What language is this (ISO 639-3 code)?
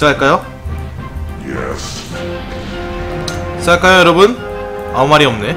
kor